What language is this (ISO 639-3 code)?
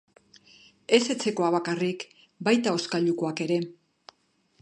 eus